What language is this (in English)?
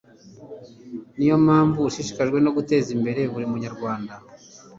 Kinyarwanda